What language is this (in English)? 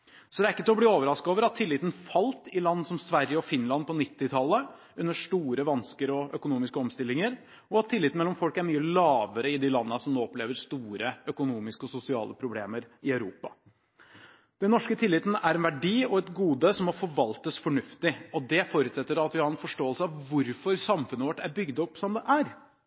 Norwegian Bokmål